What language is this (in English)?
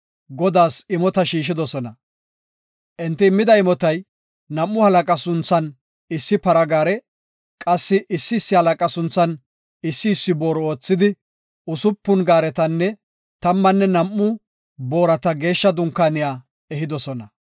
Gofa